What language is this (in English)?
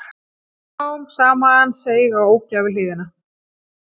Icelandic